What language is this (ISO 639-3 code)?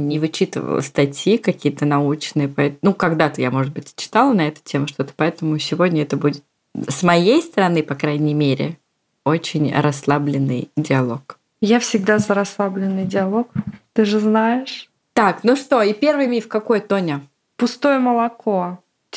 rus